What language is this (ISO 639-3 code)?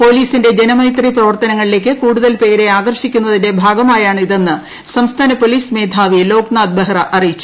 mal